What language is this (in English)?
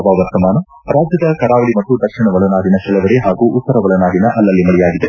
Kannada